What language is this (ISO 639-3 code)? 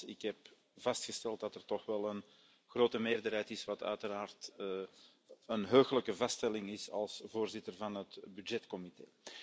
nld